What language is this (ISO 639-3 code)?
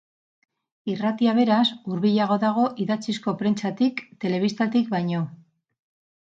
eus